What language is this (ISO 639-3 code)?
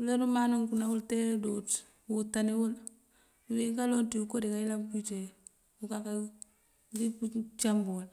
mfv